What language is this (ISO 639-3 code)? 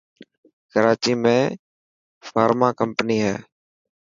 mki